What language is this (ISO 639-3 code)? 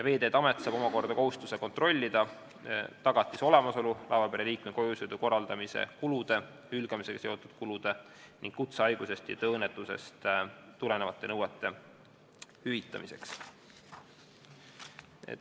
est